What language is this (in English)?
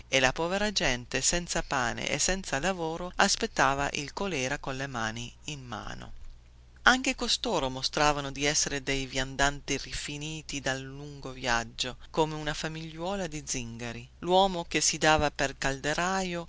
Italian